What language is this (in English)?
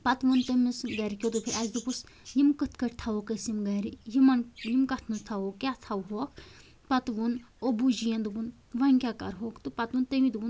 Kashmiri